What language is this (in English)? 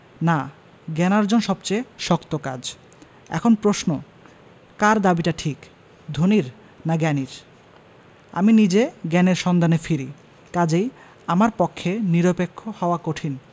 Bangla